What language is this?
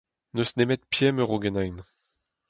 Breton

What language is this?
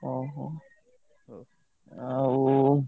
Odia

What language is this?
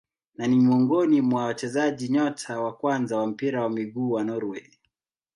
Swahili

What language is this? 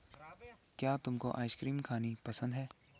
Hindi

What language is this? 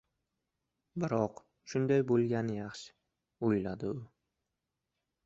Uzbek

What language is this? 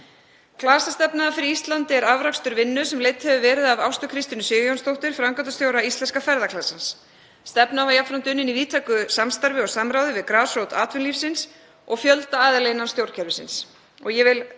Icelandic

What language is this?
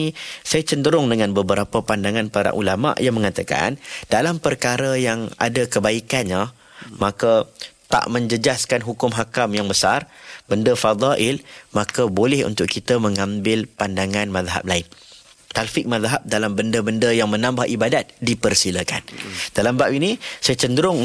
Malay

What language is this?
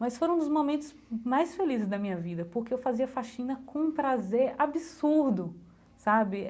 Portuguese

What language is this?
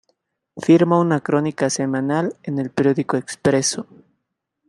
Spanish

